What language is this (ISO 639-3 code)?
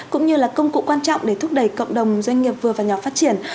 vie